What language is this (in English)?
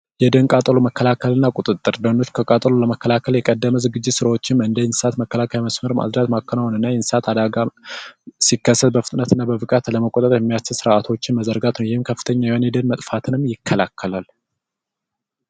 Amharic